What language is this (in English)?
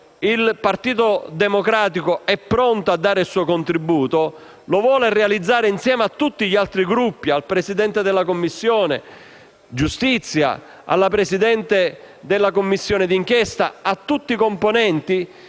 Italian